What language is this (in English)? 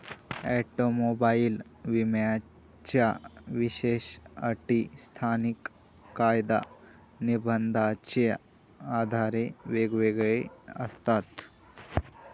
Marathi